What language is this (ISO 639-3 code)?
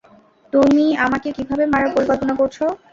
ben